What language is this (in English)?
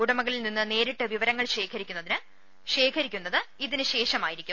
Malayalam